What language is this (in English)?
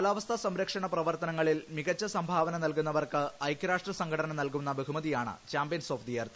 Malayalam